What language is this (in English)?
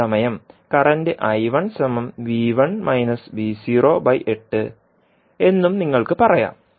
Malayalam